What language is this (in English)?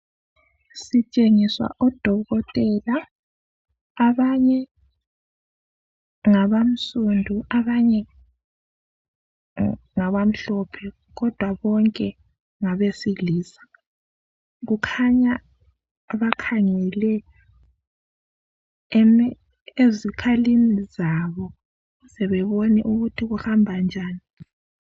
North Ndebele